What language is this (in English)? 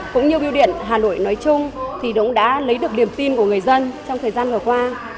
Vietnamese